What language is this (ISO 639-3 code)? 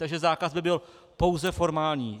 ces